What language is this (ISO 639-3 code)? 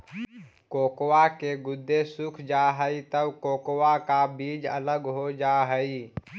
mag